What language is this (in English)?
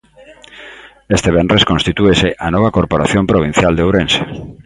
Galician